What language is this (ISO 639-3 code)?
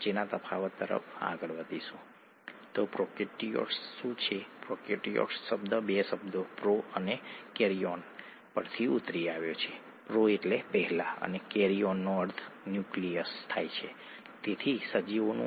guj